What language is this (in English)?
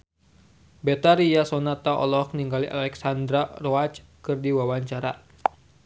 Sundanese